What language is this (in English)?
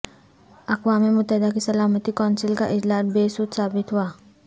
Urdu